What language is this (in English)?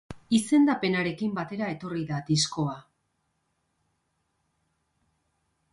Basque